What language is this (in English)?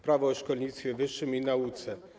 Polish